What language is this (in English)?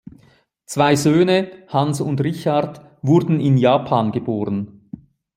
German